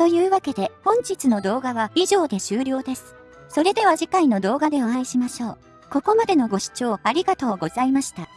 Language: Japanese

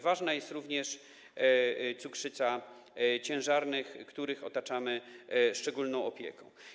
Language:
Polish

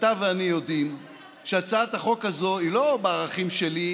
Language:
Hebrew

